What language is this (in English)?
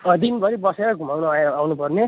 Nepali